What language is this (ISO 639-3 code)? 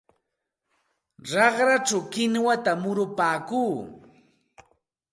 qxt